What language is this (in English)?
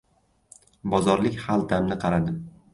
Uzbek